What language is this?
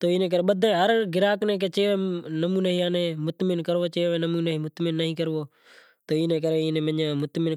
Kachi Koli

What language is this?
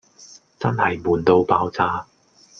Cantonese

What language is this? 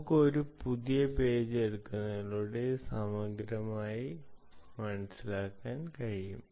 Malayalam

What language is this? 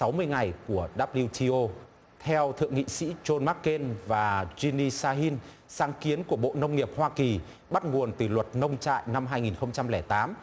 Vietnamese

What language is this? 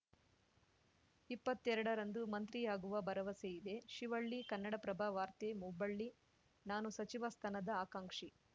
Kannada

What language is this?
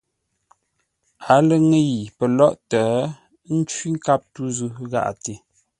Ngombale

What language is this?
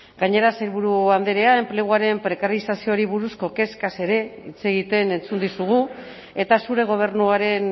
Basque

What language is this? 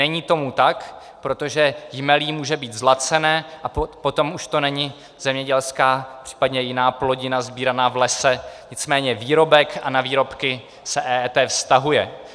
Czech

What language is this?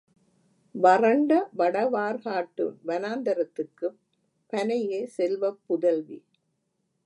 Tamil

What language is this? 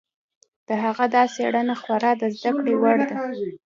Pashto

